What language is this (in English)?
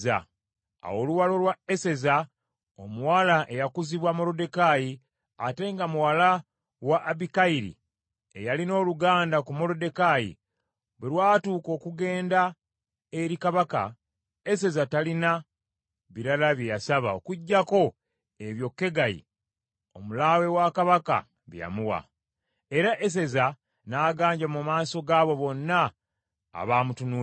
Ganda